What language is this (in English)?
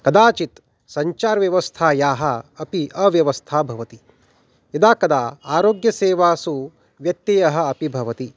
Sanskrit